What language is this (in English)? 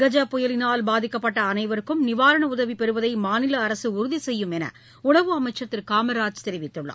Tamil